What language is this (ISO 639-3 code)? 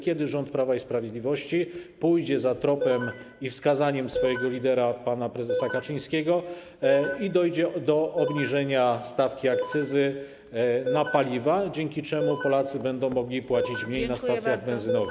pol